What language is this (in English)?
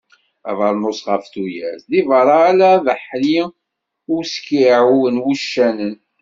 Kabyle